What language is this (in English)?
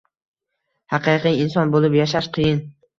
Uzbek